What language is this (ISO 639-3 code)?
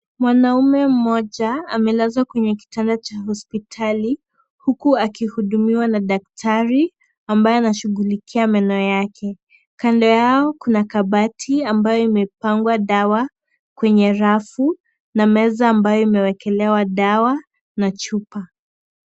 swa